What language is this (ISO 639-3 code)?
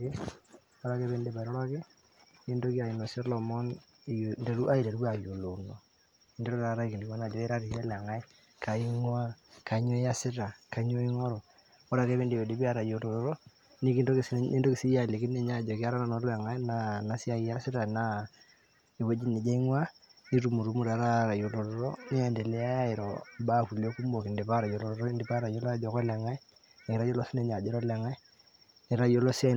mas